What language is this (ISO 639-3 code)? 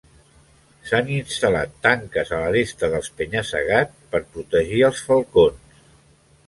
cat